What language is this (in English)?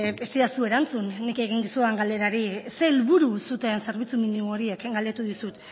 Basque